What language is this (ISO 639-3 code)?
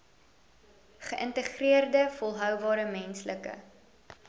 afr